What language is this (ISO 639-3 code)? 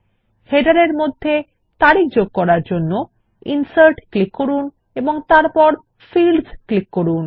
ben